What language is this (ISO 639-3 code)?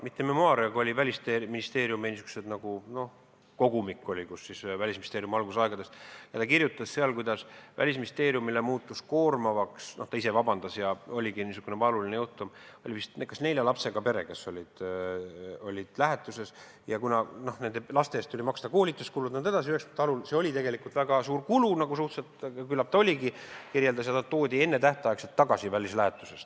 est